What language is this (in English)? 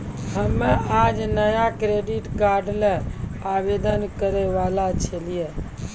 Maithili